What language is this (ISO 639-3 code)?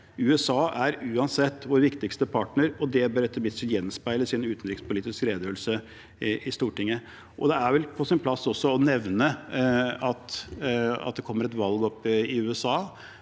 nor